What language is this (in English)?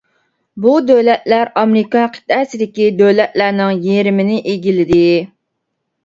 Uyghur